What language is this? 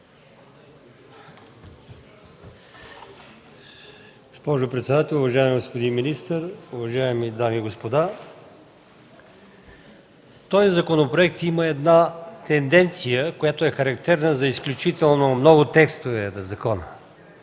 Bulgarian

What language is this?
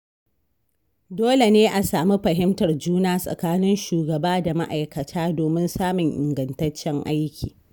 Hausa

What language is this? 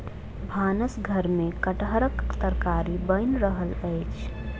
Maithili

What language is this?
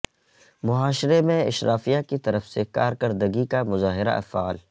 Urdu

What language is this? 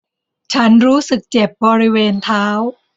Thai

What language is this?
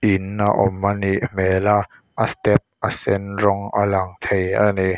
Mizo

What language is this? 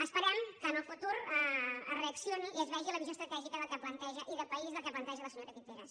Catalan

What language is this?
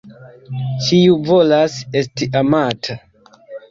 Esperanto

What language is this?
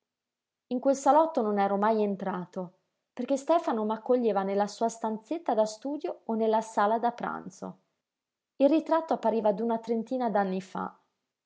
Italian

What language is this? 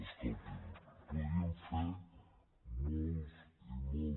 Catalan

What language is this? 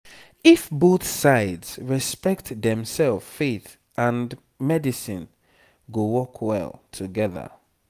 Nigerian Pidgin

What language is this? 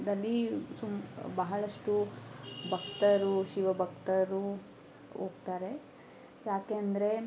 Kannada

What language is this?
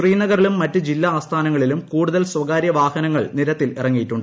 Malayalam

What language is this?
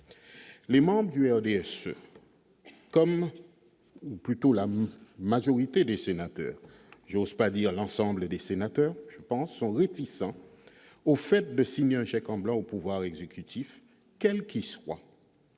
French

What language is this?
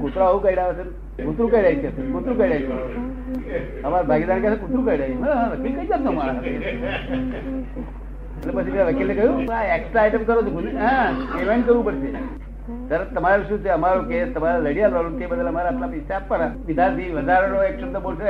Gujarati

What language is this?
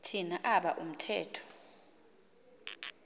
Xhosa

